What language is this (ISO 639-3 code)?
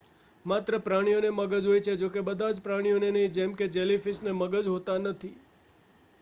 guj